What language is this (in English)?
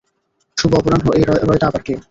Bangla